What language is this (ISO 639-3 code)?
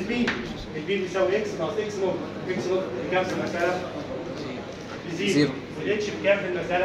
ara